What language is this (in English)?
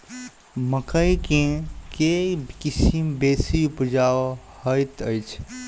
Maithili